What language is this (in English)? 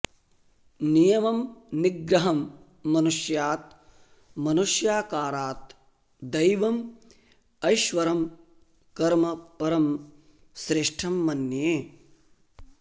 Sanskrit